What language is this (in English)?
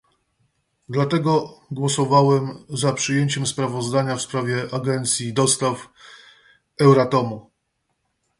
Polish